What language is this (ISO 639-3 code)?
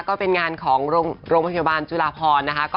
tha